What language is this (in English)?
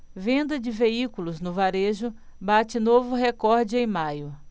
Portuguese